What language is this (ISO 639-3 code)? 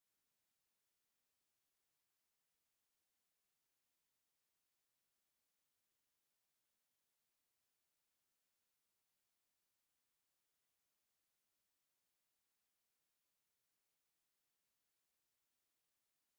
tir